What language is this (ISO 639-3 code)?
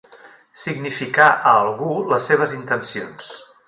cat